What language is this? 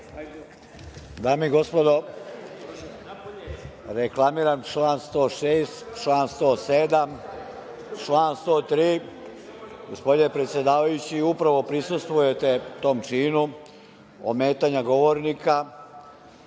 Serbian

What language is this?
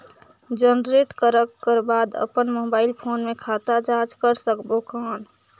Chhattisgarhi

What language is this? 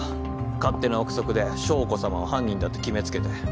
Japanese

